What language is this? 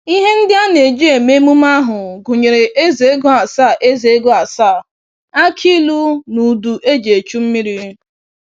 Igbo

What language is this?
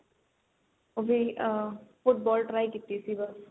Punjabi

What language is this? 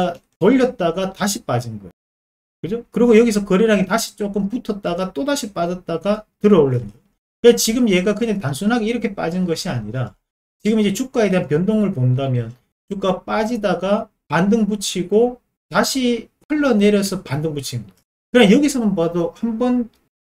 Korean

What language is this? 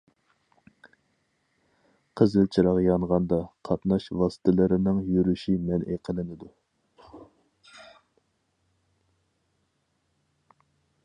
Uyghur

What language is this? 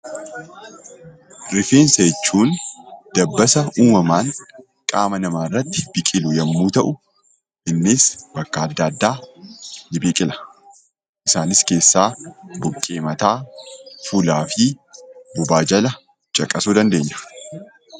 Oromo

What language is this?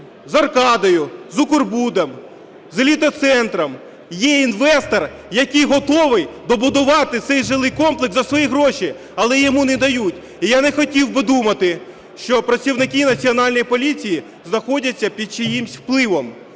Ukrainian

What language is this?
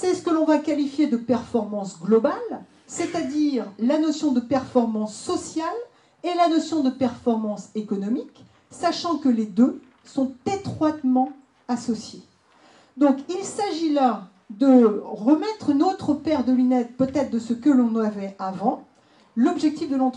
French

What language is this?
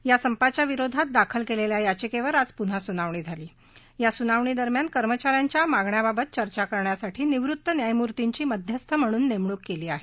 Marathi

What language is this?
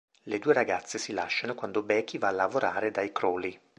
Italian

